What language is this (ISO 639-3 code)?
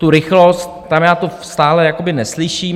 ces